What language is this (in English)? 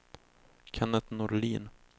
Swedish